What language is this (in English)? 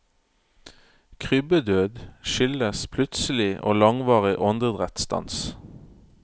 Norwegian